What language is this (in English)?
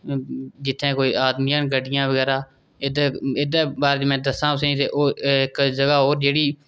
Dogri